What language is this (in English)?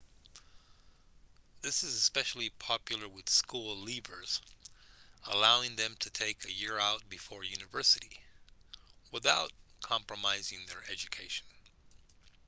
English